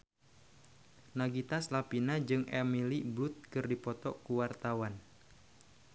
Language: Sundanese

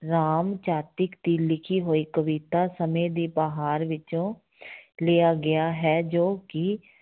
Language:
Punjabi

